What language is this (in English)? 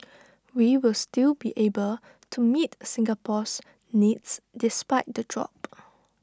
English